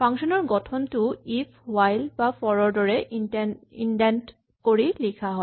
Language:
Assamese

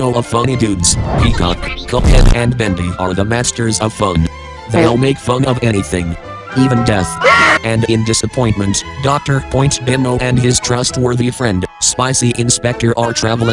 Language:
English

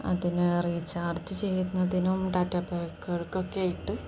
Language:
Malayalam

